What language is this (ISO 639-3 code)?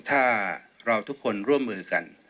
tha